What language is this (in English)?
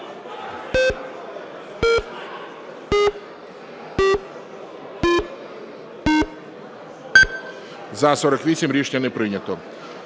Ukrainian